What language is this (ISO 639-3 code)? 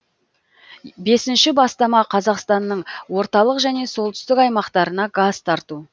kaz